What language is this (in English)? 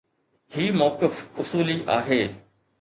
Sindhi